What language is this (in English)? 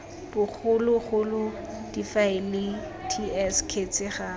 Tswana